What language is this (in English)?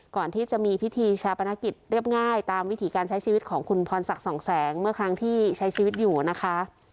Thai